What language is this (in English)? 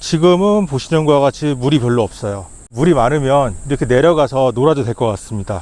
Korean